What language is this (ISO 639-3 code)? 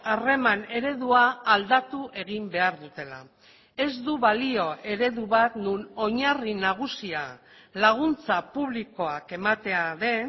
eus